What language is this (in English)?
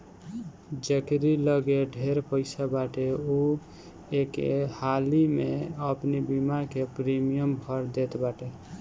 Bhojpuri